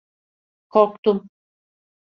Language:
Turkish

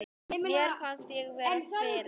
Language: Icelandic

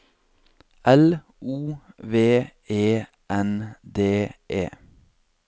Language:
Norwegian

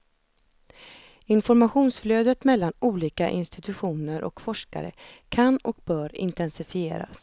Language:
Swedish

